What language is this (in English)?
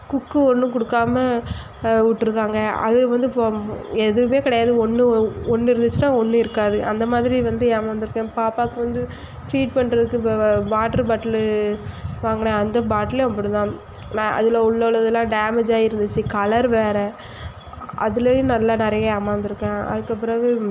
Tamil